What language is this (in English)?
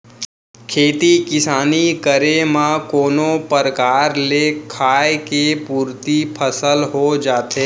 Chhattisgarhi